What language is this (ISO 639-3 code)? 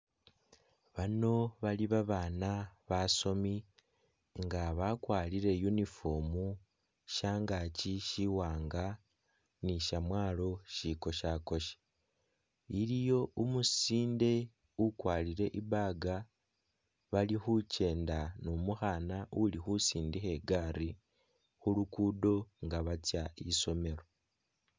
myx